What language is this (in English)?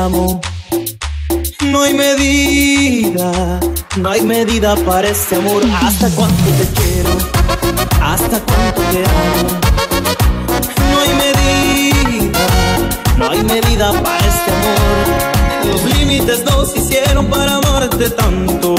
Spanish